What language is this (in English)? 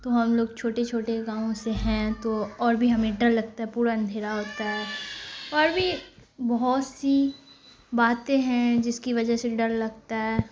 Urdu